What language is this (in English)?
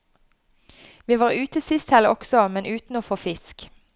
Norwegian